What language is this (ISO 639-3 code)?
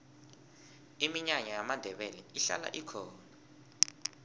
nbl